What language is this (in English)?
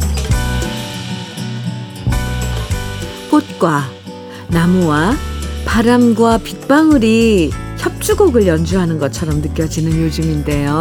Korean